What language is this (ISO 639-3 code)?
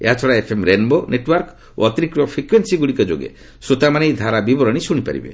ori